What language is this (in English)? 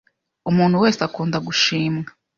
Kinyarwanda